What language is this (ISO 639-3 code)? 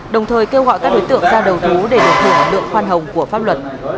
vie